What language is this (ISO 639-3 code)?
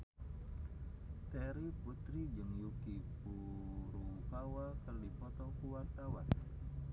sun